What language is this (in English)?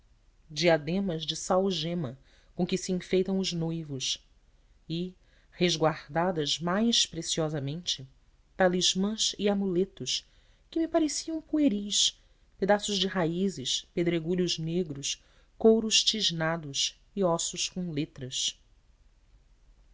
Portuguese